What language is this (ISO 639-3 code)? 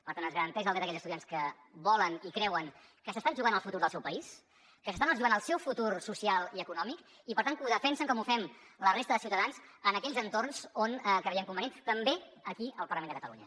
cat